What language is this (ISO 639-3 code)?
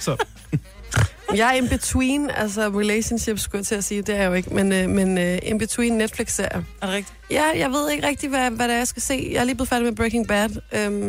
dan